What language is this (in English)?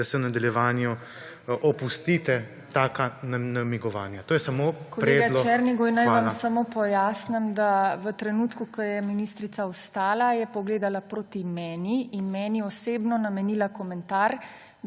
Slovenian